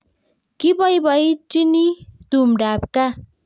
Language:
Kalenjin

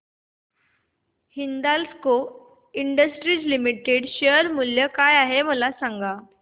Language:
Marathi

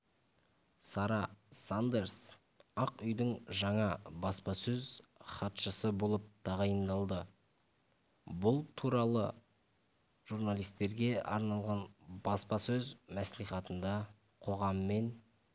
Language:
Kazakh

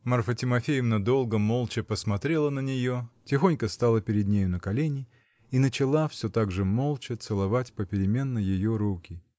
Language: Russian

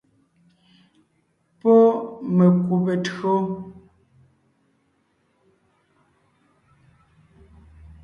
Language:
Ngiemboon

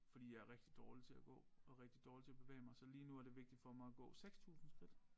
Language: Danish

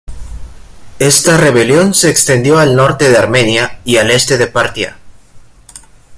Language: Spanish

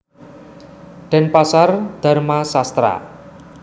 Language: Javanese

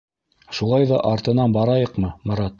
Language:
Bashkir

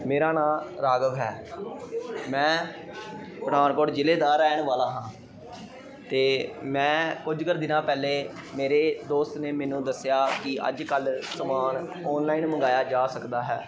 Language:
Punjabi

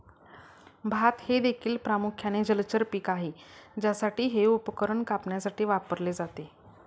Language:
Marathi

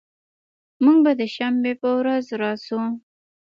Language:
Pashto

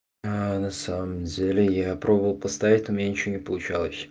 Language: Russian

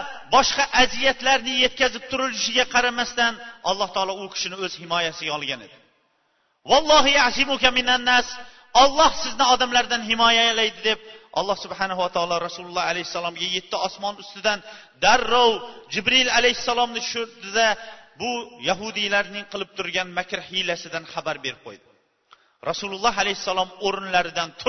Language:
Bulgarian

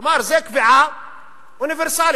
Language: Hebrew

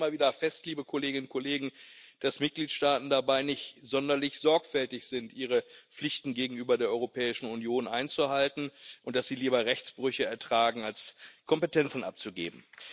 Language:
German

